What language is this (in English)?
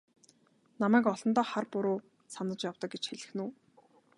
Mongolian